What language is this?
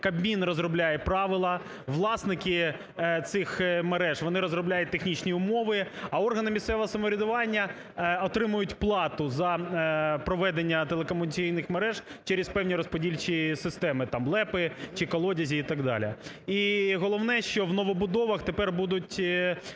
Ukrainian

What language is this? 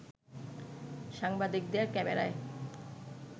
Bangla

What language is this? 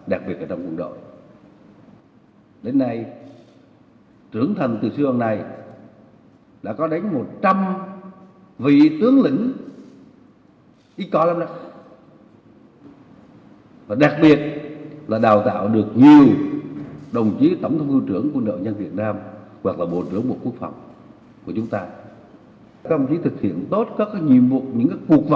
Vietnamese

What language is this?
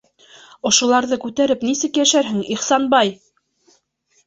Bashkir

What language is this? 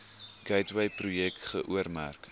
Afrikaans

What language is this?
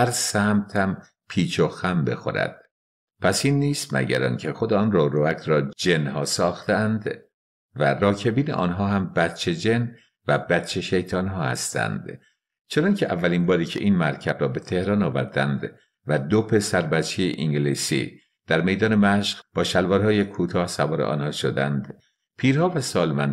Persian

